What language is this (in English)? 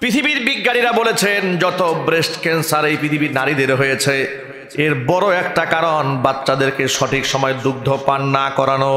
Bangla